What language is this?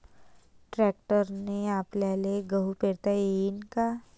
Marathi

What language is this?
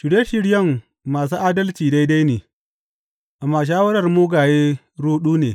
Hausa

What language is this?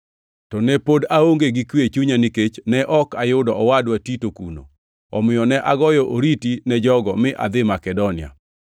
Luo (Kenya and Tanzania)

